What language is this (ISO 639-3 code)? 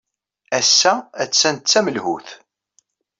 kab